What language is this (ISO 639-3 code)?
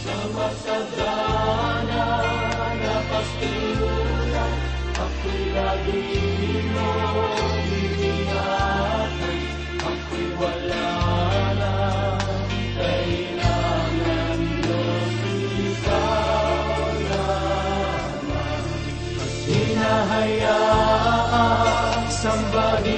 fil